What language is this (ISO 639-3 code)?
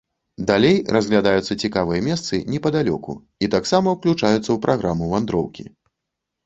bel